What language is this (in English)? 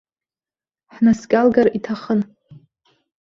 Abkhazian